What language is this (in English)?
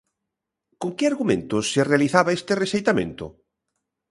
Galician